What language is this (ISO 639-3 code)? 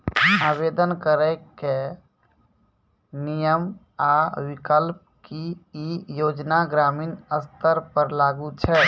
mai